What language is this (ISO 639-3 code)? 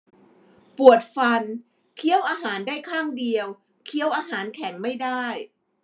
tha